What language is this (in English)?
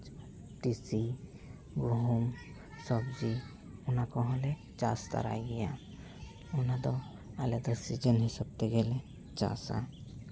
Santali